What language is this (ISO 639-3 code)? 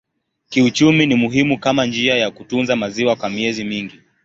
swa